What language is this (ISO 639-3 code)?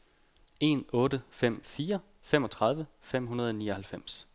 dan